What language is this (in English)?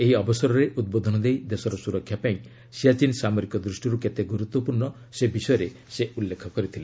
Odia